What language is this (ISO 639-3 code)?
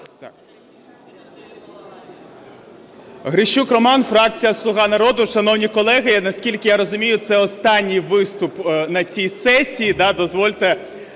ukr